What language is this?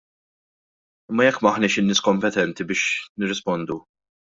Maltese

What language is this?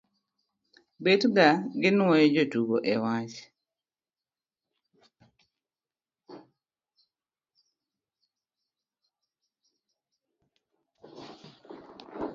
Luo (Kenya and Tanzania)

